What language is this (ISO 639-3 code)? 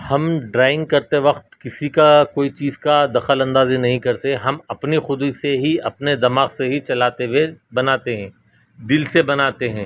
urd